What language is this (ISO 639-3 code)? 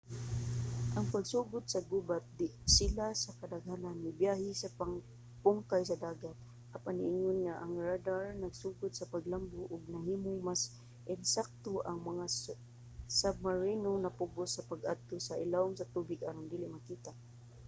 ceb